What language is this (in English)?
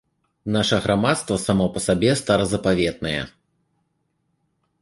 Belarusian